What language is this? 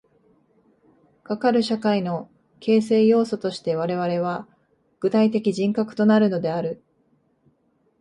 Japanese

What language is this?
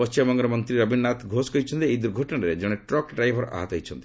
Odia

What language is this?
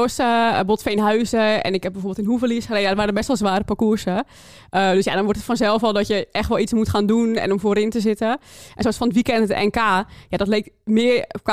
Dutch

